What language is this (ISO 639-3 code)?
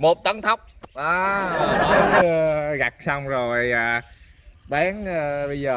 vie